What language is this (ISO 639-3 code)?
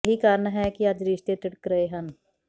pan